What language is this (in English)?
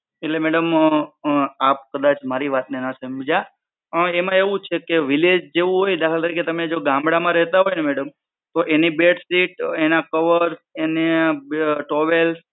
Gujarati